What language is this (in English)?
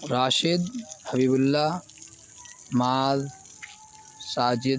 Urdu